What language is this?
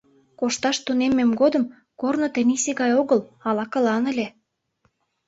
Mari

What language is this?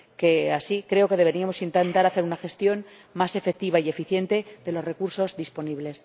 Spanish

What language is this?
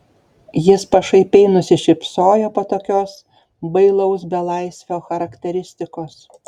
Lithuanian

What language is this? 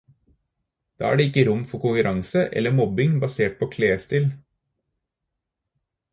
Norwegian Bokmål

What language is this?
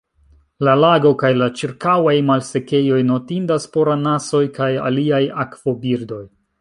Esperanto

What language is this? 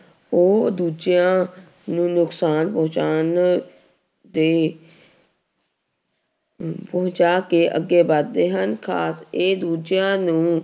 Punjabi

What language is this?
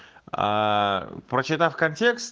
Russian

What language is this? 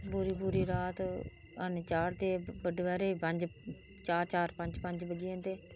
Dogri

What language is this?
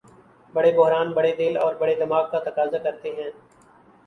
Urdu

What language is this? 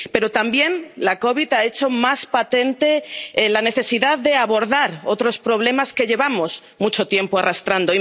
Spanish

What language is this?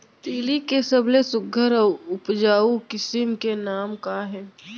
Chhattisgarhi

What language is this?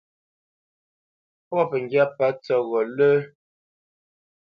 Bamenyam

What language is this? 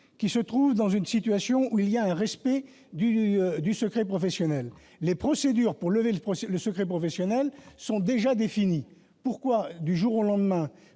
French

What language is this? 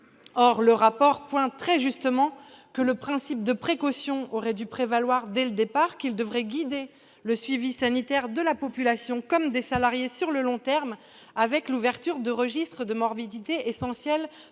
French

